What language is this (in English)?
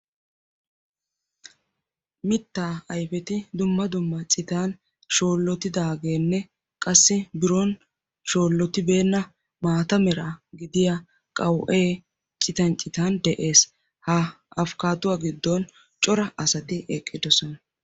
Wolaytta